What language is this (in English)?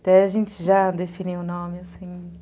Portuguese